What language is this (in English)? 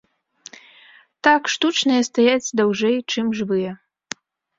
Belarusian